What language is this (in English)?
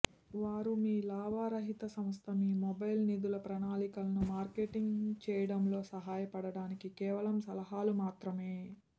Telugu